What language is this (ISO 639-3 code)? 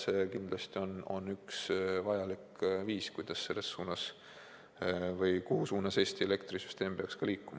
est